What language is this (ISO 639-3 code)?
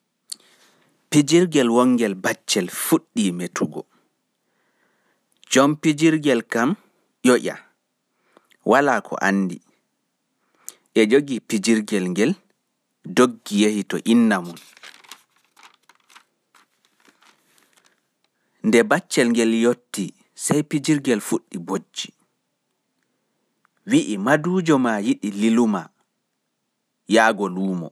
fuf